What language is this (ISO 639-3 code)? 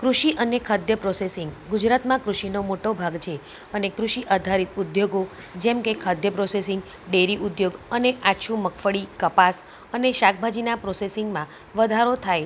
guj